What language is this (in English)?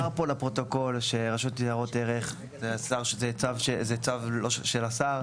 Hebrew